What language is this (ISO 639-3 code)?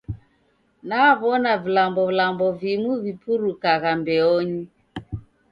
dav